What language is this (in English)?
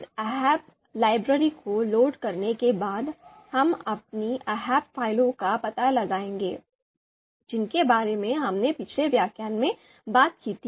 Hindi